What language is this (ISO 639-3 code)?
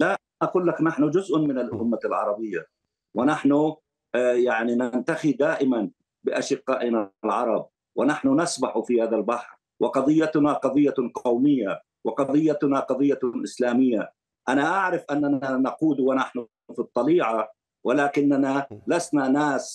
ara